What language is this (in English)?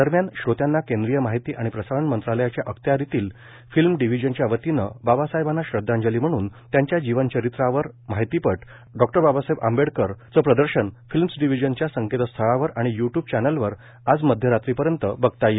Marathi